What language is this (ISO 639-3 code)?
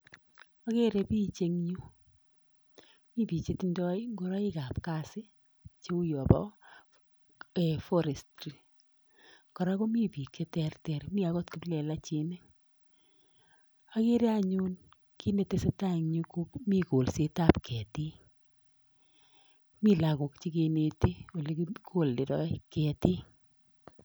kln